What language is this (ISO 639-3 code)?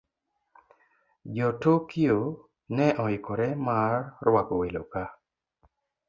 luo